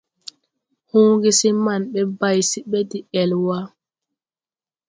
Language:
Tupuri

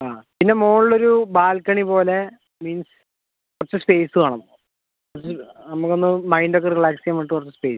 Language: Malayalam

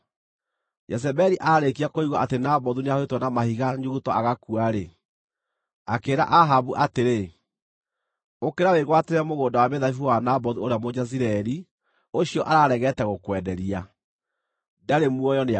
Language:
Kikuyu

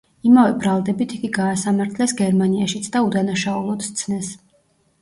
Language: Georgian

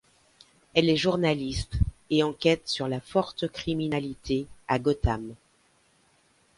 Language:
French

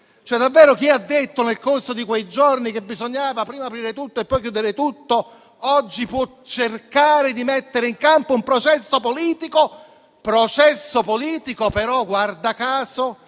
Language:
Italian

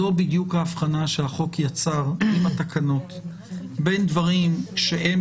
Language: Hebrew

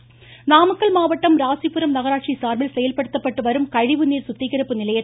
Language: Tamil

